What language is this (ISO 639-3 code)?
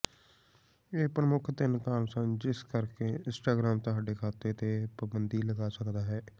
pan